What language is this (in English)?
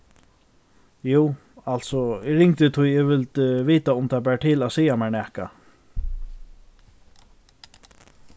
Faroese